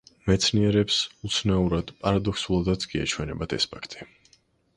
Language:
Georgian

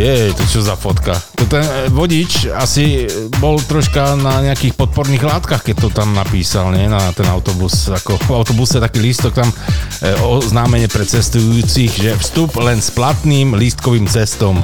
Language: Slovak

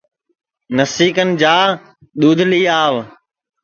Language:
Sansi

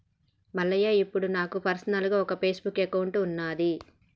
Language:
Telugu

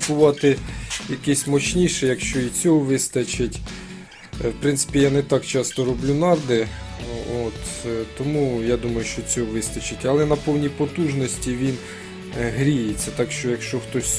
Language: Ukrainian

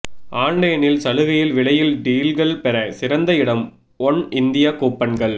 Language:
Tamil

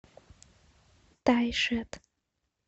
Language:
Russian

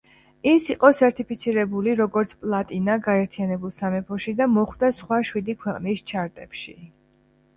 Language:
Georgian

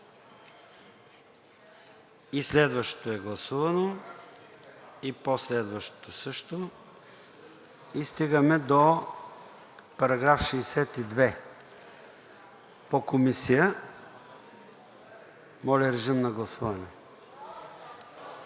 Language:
Bulgarian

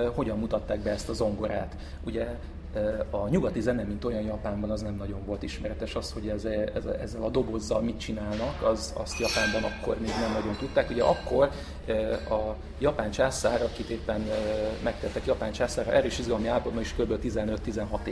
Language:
Hungarian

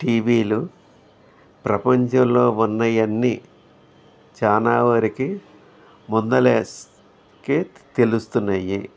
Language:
Telugu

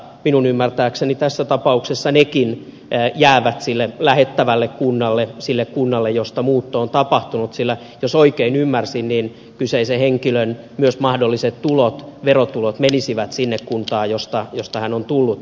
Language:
Finnish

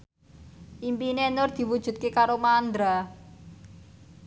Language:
Javanese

